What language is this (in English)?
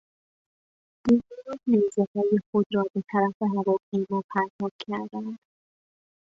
Persian